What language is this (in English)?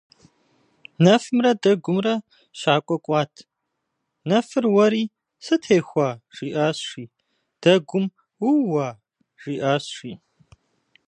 Kabardian